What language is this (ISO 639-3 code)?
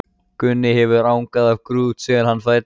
isl